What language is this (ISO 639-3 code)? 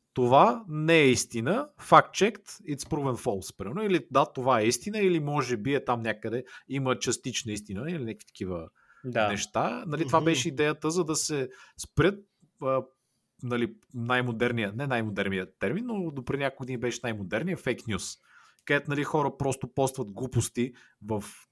bul